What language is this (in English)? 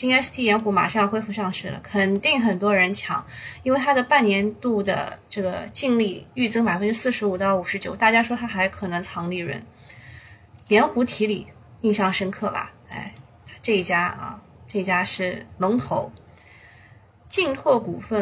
Chinese